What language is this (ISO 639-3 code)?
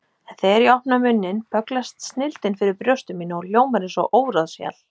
isl